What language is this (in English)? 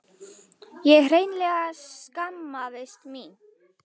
Icelandic